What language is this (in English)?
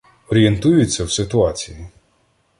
Ukrainian